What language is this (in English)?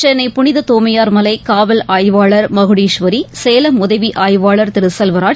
Tamil